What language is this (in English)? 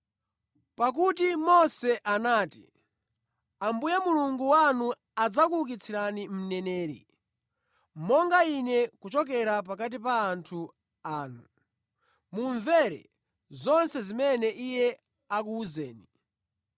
Nyanja